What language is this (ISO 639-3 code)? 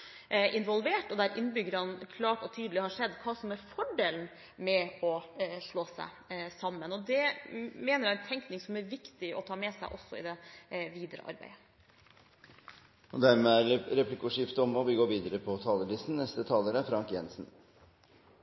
nor